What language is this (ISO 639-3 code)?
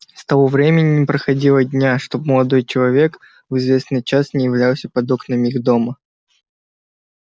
rus